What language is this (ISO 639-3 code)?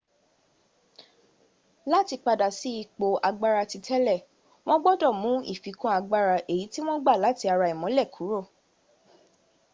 yor